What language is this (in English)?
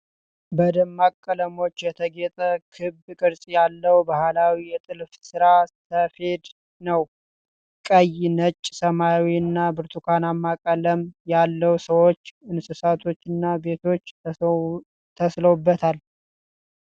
Amharic